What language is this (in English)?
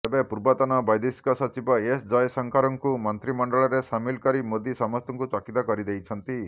Odia